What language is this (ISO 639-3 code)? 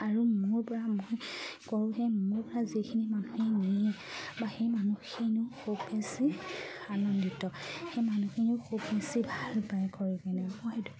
asm